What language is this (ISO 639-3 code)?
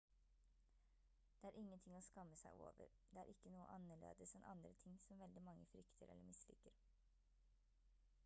nob